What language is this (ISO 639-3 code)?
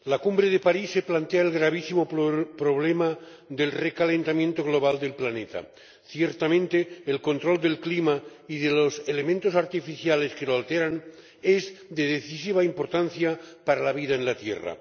spa